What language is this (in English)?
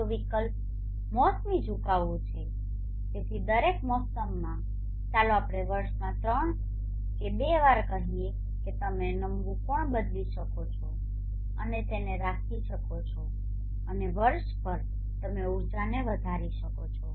Gujarati